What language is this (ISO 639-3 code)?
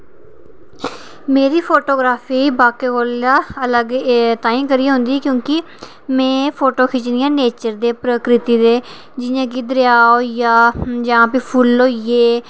doi